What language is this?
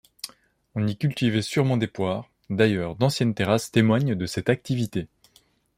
French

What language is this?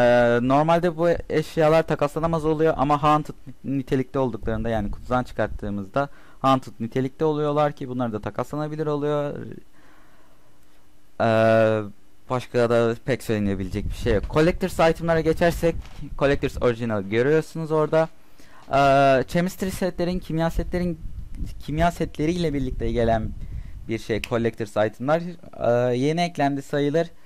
Turkish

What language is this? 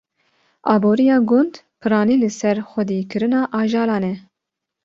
Kurdish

